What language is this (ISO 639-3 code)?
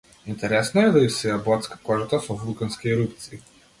mkd